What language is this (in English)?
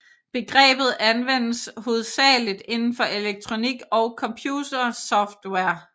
Danish